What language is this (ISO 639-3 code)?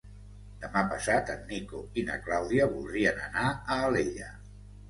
cat